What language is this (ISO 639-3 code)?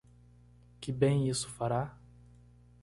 por